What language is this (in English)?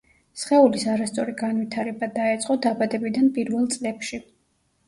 Georgian